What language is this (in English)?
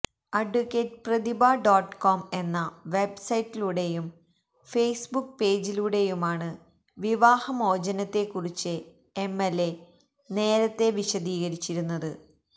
Malayalam